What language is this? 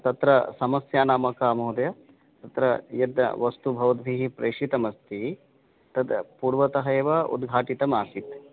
Sanskrit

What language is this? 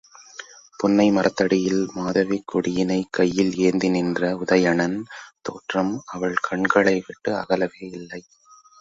Tamil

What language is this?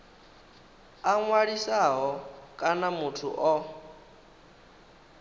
Venda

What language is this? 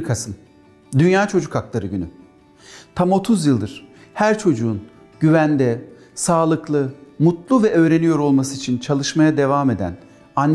Turkish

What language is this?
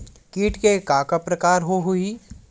Chhattisgarhi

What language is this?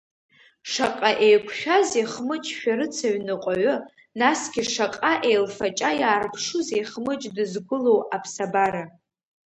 Abkhazian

